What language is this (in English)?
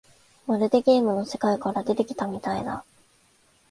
Japanese